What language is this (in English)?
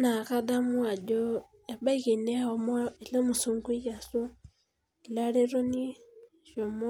Masai